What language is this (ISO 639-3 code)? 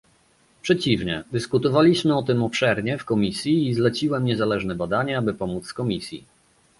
pol